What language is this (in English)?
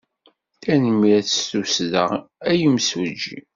Kabyle